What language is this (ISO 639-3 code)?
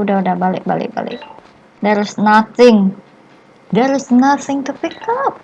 ind